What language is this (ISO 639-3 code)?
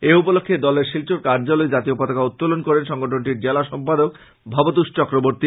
ben